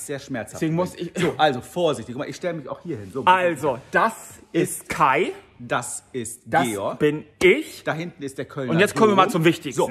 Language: German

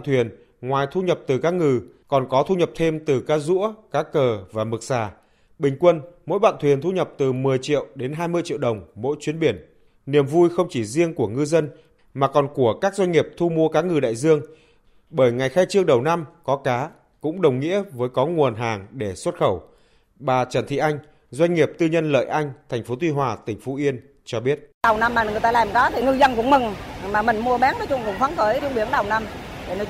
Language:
Vietnamese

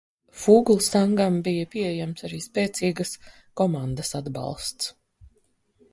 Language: Latvian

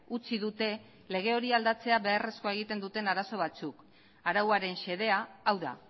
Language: Basque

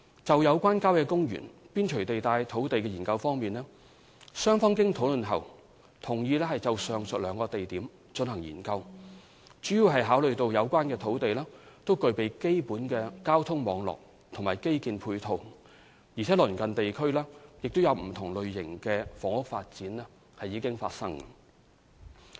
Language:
Cantonese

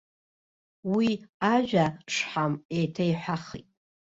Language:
Abkhazian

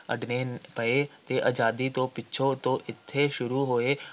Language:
Punjabi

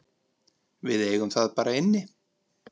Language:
Icelandic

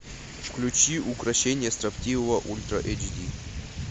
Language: Russian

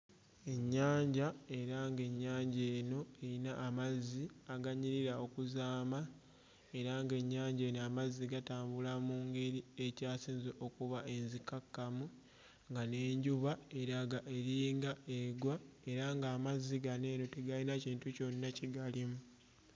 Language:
Ganda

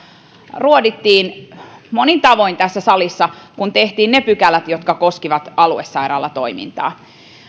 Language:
Finnish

